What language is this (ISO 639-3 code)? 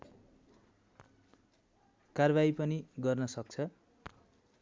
nep